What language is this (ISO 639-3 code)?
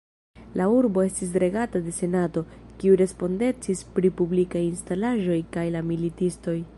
epo